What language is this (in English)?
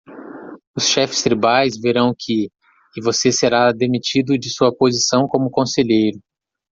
Portuguese